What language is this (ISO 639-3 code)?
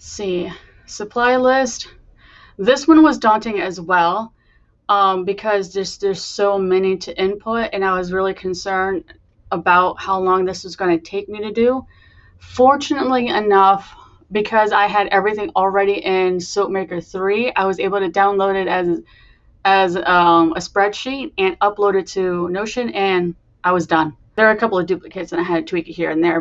eng